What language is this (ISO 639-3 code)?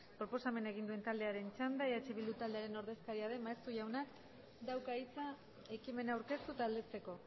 eus